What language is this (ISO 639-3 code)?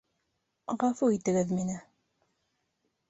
bak